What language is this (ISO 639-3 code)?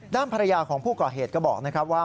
tha